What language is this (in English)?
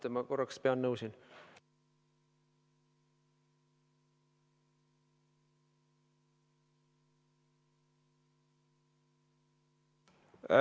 Estonian